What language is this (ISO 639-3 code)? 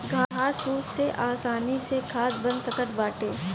bho